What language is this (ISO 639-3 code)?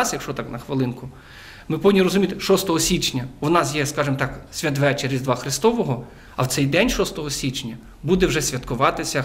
ukr